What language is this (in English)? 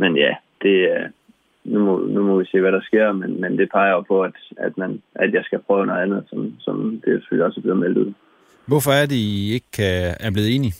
Danish